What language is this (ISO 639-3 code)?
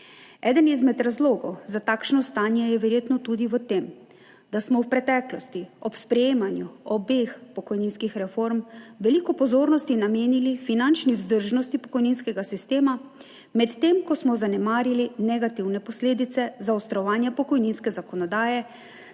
slv